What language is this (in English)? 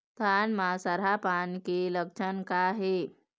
Chhattisgarhi